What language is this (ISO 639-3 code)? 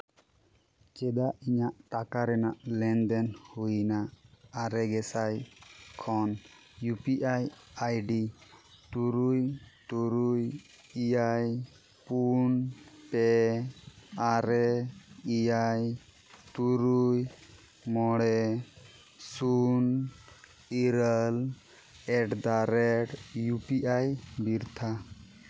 sat